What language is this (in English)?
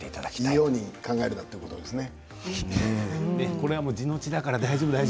Japanese